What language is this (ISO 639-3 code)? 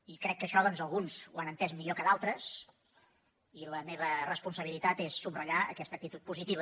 cat